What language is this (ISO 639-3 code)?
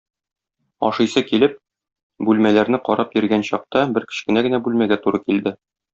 tat